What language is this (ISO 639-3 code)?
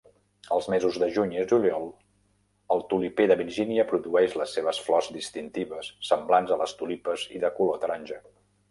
cat